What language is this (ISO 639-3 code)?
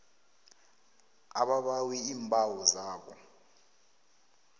nbl